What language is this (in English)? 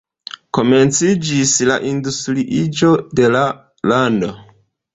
Esperanto